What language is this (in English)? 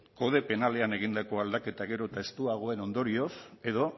Basque